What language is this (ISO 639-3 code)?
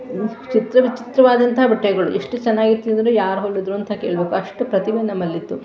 kan